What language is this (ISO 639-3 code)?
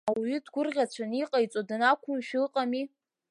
abk